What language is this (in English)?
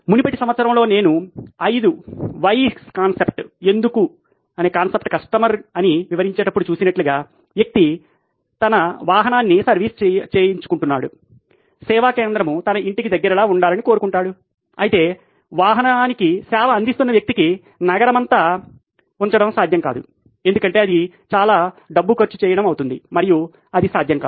Telugu